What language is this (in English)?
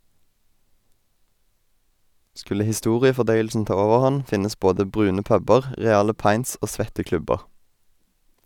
Norwegian